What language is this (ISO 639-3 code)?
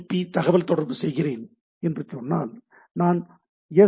tam